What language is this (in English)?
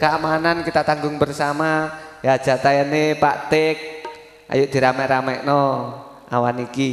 Indonesian